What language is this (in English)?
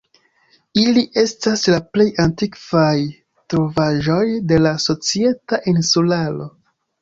Esperanto